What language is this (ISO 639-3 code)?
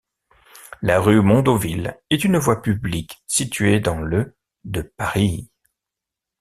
fra